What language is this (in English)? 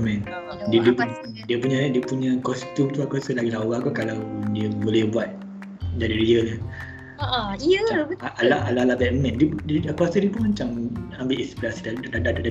Malay